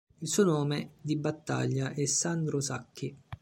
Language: Italian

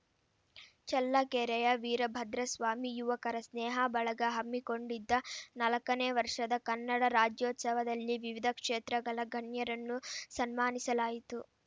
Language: Kannada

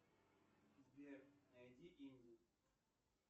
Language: Russian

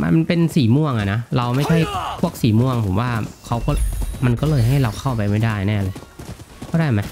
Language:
Thai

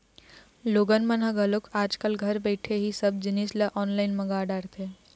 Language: Chhattisgarhi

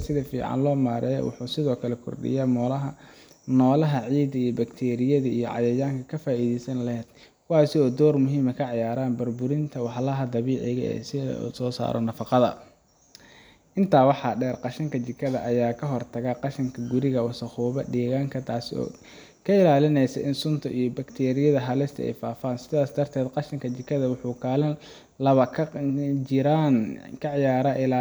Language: Somali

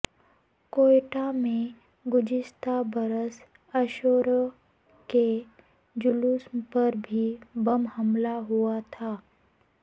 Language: Urdu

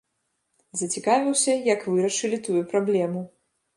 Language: Belarusian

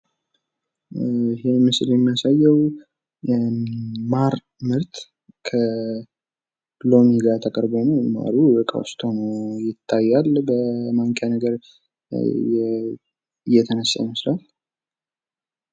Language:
Amharic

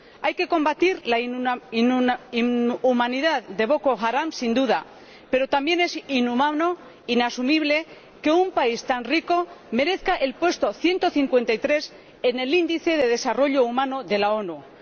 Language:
Spanish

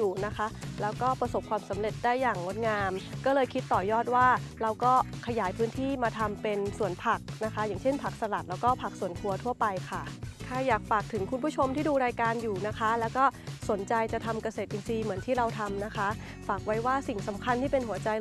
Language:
Thai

